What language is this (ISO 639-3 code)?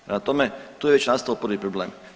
hrv